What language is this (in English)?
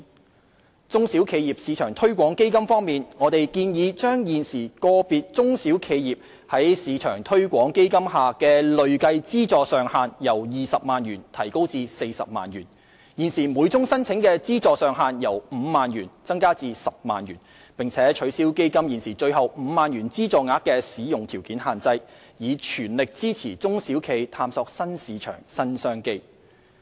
Cantonese